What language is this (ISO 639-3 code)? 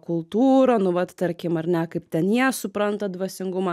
lit